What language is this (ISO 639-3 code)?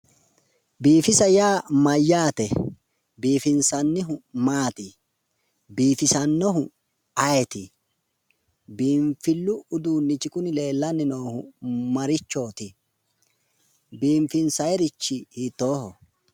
sid